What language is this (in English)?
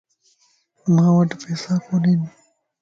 Lasi